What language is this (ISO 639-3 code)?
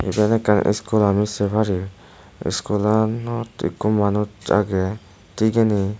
ccp